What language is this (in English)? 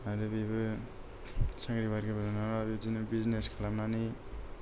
Bodo